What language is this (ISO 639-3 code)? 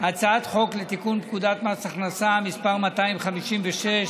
heb